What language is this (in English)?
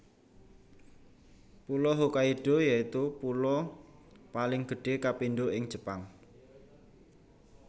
Javanese